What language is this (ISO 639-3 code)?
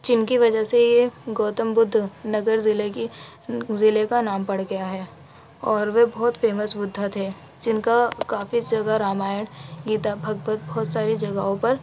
urd